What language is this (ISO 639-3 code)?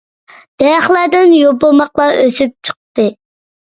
uig